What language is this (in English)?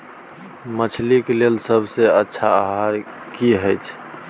Maithili